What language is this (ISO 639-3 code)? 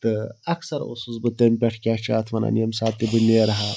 kas